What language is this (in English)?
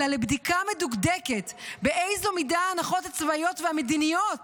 Hebrew